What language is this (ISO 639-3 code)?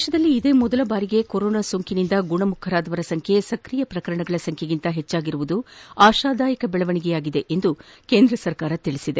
kan